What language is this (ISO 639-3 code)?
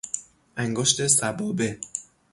fas